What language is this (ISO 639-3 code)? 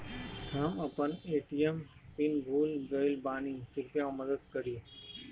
bho